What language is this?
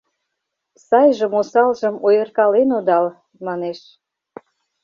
Mari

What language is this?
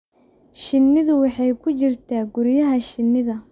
Somali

